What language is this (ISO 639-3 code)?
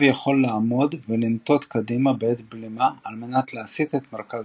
heb